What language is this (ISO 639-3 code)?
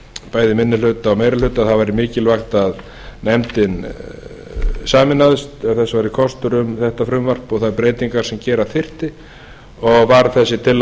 isl